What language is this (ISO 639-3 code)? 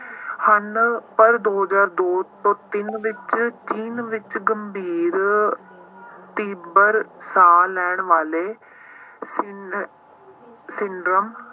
pan